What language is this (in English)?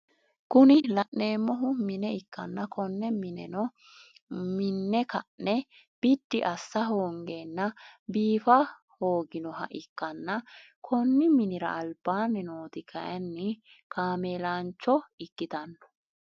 Sidamo